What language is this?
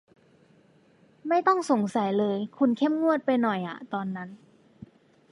Thai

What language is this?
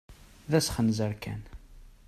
Kabyle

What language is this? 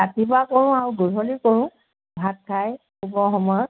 Assamese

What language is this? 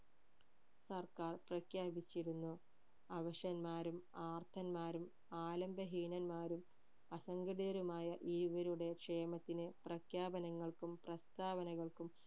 Malayalam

